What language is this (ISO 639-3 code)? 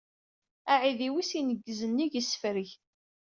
kab